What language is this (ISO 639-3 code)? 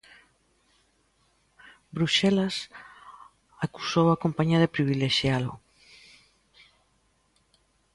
glg